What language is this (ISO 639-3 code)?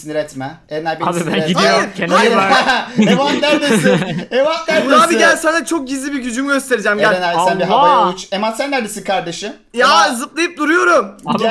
tur